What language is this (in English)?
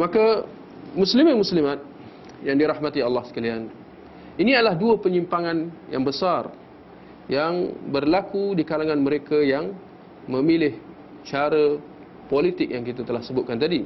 Malay